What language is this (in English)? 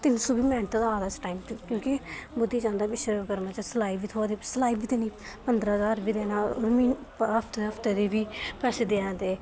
Dogri